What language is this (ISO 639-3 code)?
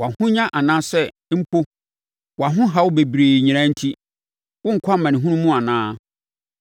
aka